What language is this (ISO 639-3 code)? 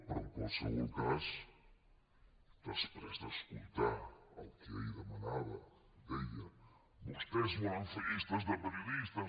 cat